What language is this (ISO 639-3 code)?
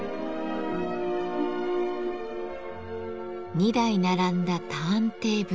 jpn